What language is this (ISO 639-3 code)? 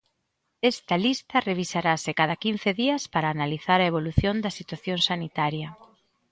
glg